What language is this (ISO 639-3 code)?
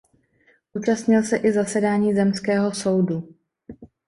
ces